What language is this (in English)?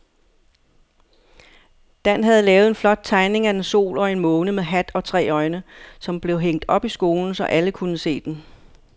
Danish